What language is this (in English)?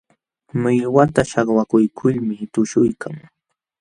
Jauja Wanca Quechua